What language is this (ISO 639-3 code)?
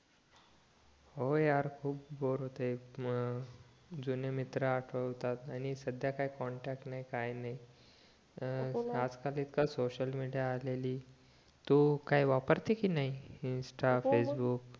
mar